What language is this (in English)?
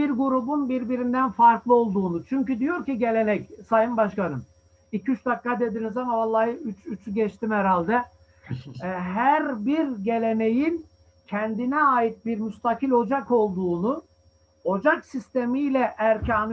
Turkish